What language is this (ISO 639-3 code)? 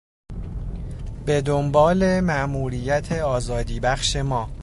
fas